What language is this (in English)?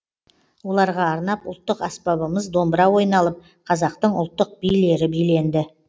Kazakh